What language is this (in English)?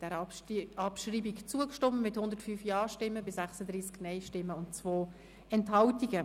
Swiss German